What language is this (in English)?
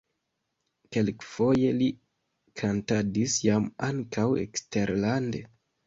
Esperanto